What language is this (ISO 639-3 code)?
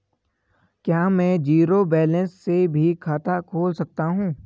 hin